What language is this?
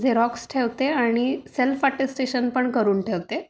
Marathi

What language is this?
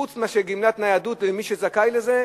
Hebrew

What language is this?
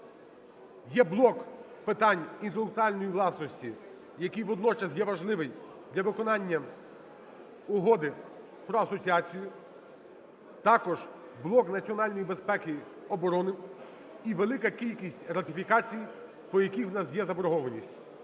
Ukrainian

